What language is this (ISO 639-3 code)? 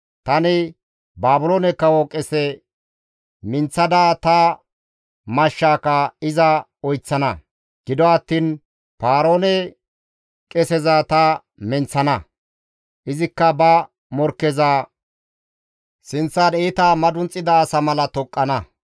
gmv